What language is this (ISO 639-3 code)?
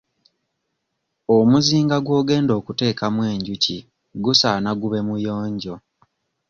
lug